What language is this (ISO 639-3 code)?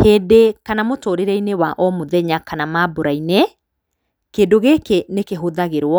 kik